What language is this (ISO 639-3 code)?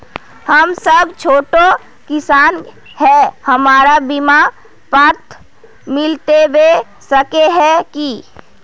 mag